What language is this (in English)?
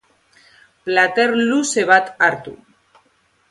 Basque